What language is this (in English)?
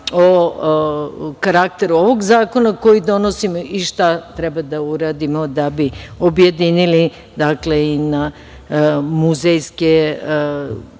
Serbian